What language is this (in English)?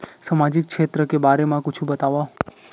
Chhattisgarhi